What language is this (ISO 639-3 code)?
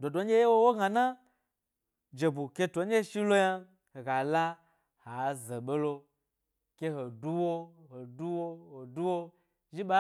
gby